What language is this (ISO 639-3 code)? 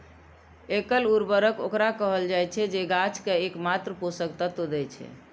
mai